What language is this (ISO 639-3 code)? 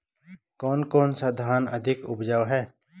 hin